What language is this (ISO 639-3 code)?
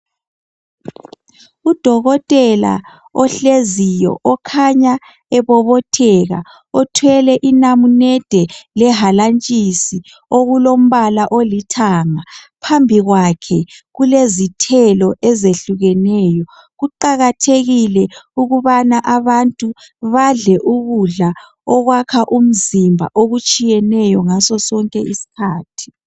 nde